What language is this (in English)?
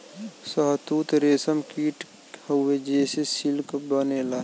Bhojpuri